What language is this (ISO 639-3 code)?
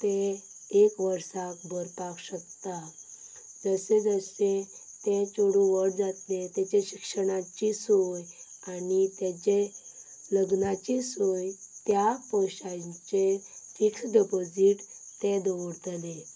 kok